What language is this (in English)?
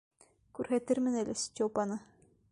Bashkir